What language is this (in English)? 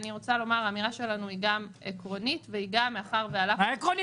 Hebrew